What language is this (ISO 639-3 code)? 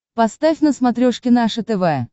rus